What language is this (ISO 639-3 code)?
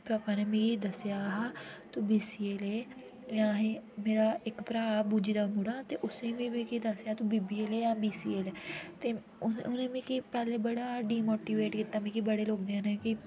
doi